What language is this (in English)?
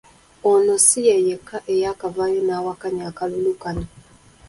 Ganda